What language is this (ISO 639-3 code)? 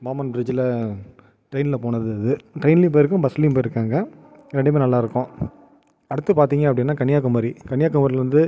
tam